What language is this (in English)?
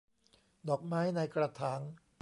Thai